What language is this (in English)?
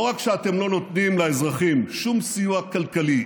Hebrew